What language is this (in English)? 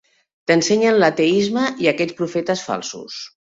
Catalan